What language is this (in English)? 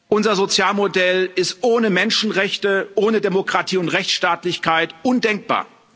German